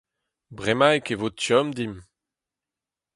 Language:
Breton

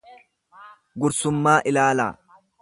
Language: Oromo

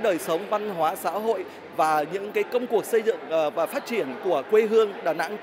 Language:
Vietnamese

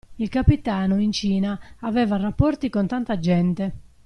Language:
Italian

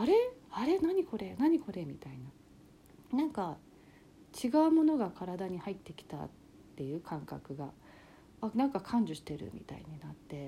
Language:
Japanese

